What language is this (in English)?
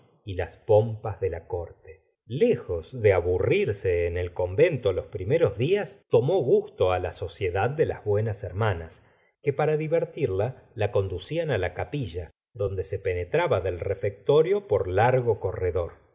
Spanish